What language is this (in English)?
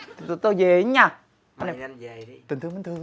Vietnamese